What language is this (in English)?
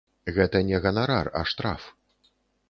Belarusian